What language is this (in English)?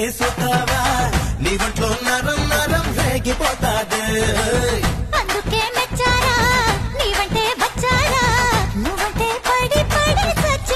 Kannada